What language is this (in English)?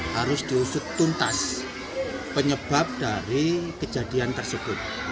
Indonesian